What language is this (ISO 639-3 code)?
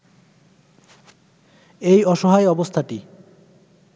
ben